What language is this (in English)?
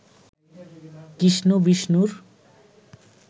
Bangla